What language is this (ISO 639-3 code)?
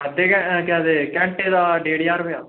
doi